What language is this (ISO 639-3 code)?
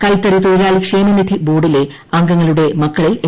mal